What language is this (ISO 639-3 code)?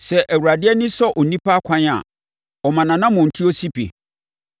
aka